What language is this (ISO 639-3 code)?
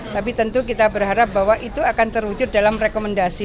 ind